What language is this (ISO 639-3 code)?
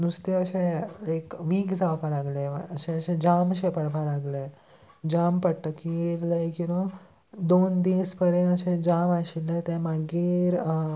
kok